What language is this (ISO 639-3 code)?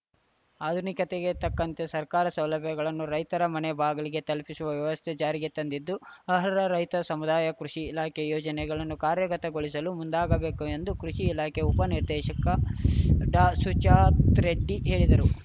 kan